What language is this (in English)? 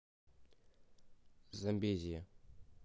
Russian